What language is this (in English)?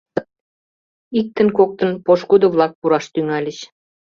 Mari